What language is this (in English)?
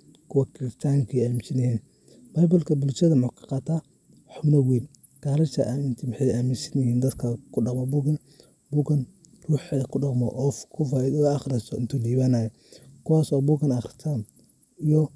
Somali